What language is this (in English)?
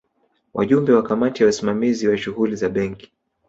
Swahili